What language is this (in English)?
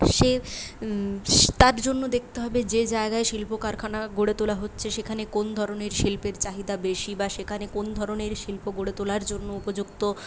Bangla